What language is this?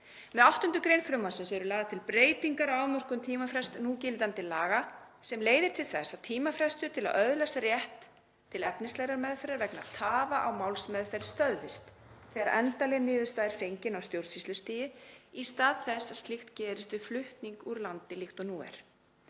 Icelandic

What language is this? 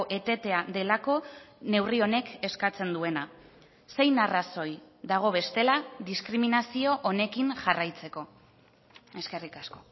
Basque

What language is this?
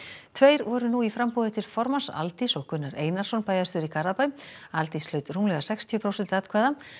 Icelandic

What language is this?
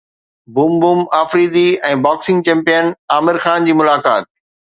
Sindhi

